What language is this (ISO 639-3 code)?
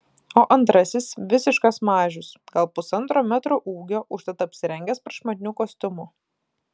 lit